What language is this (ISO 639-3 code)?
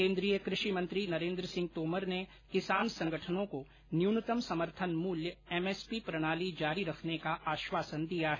hin